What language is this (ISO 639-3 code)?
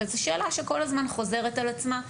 heb